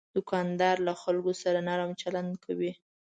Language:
Pashto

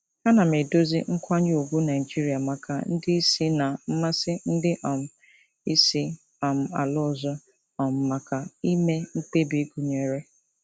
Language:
Igbo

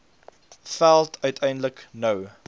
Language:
Afrikaans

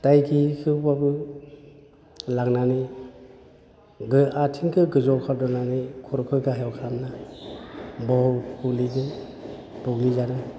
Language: Bodo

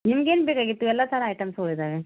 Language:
Kannada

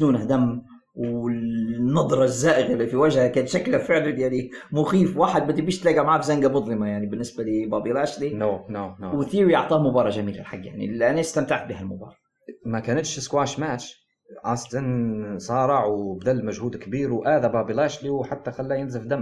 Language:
Arabic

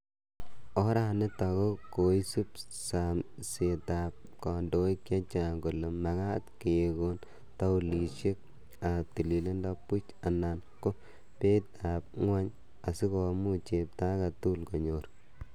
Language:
Kalenjin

